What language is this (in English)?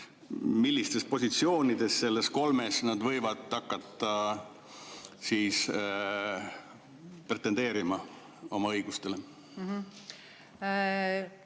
Estonian